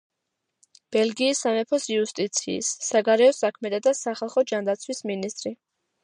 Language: Georgian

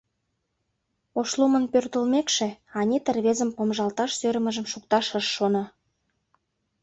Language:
Mari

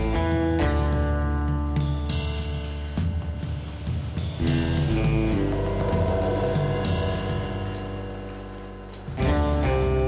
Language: Indonesian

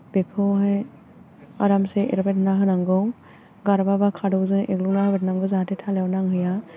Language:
Bodo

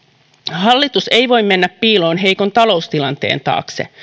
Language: Finnish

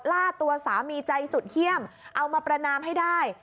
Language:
Thai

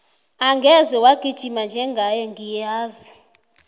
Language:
South Ndebele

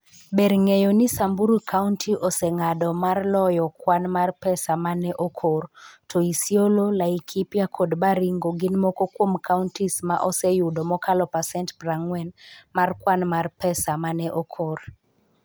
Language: Luo (Kenya and Tanzania)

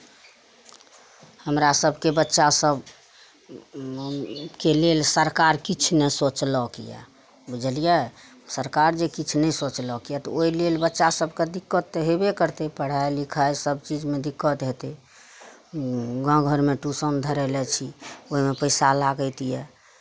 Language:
Maithili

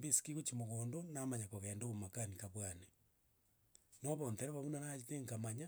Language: Gusii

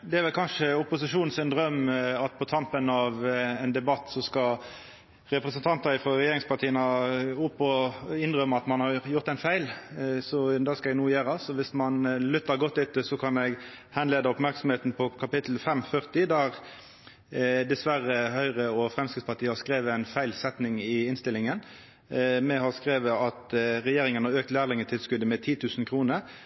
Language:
Norwegian Nynorsk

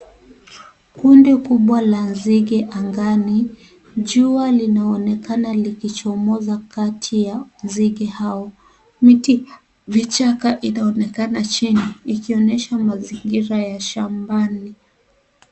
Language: Swahili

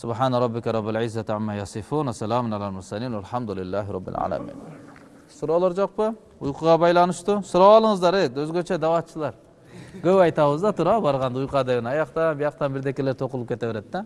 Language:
Turkish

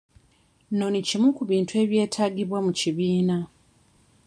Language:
Ganda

